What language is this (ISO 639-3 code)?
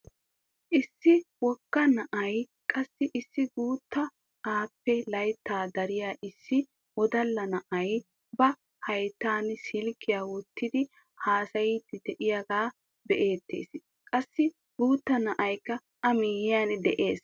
wal